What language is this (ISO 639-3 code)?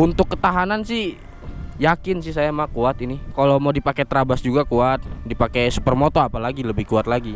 ind